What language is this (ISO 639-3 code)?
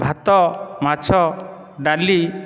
ori